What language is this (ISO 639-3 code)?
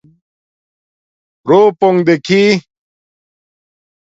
dmk